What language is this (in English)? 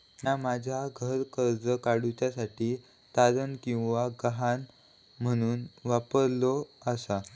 Marathi